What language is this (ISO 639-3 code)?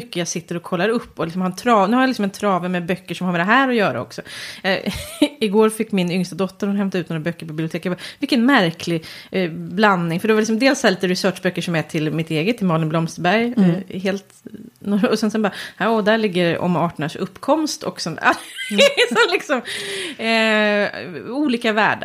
swe